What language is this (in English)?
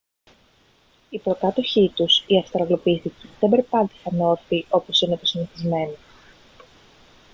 Greek